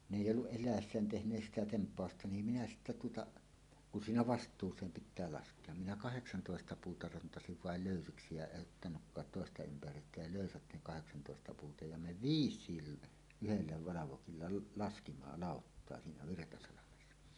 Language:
Finnish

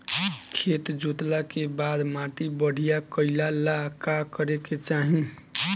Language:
Bhojpuri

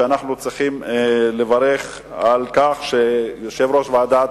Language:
Hebrew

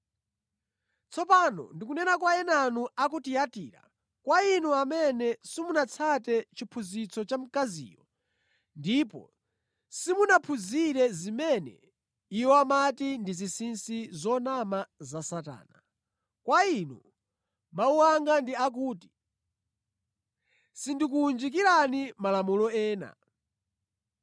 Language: Nyanja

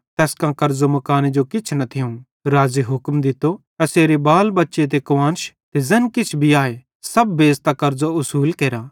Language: Bhadrawahi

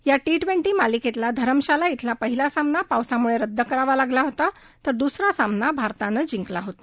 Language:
Marathi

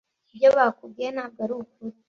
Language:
Kinyarwanda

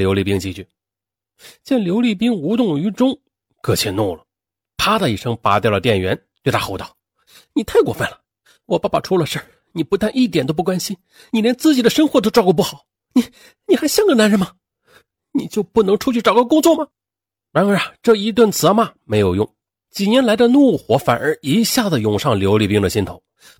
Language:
Chinese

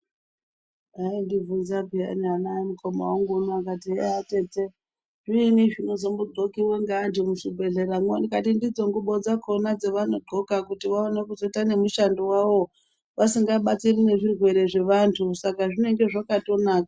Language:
Ndau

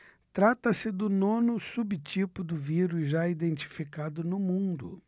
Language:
Portuguese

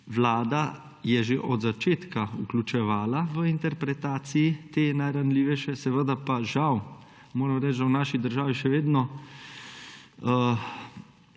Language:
Slovenian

